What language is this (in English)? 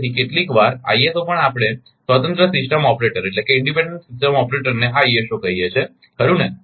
Gujarati